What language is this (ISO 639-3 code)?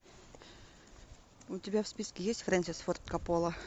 rus